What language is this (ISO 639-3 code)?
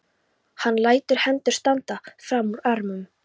isl